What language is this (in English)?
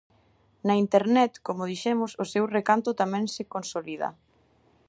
Galician